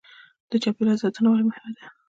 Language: Pashto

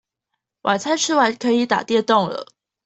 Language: Chinese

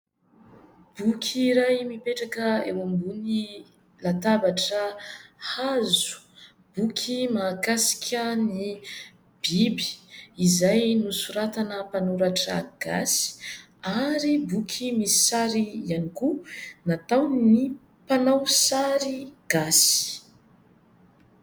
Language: Malagasy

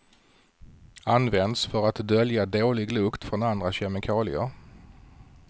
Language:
Swedish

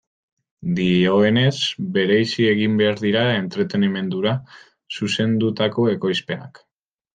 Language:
Basque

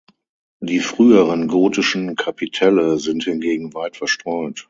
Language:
German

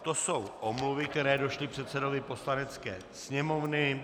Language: Czech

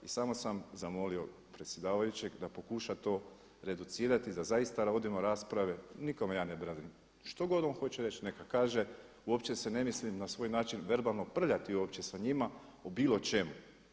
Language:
Croatian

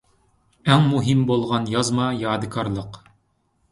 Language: Uyghur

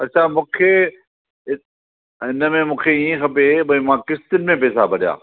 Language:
Sindhi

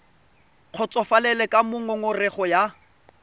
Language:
Tswana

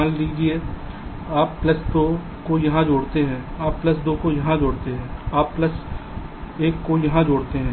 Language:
Hindi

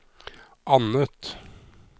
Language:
Norwegian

